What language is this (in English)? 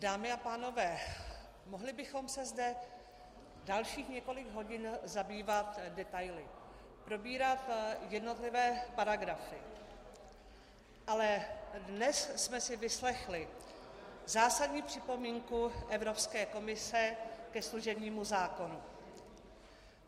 Czech